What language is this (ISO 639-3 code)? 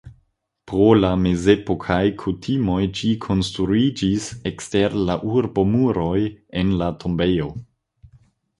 epo